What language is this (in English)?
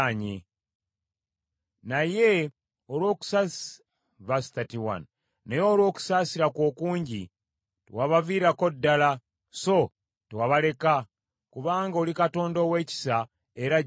Ganda